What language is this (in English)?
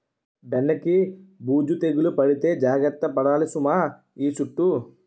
Telugu